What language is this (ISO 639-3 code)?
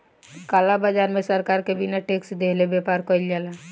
bho